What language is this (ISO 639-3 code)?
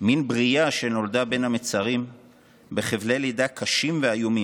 heb